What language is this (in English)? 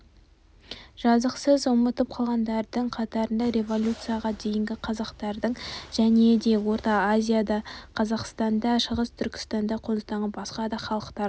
Kazakh